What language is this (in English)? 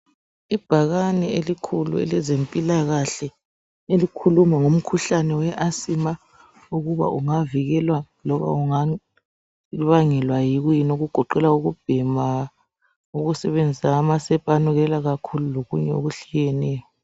North Ndebele